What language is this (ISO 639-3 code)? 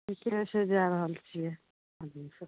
mai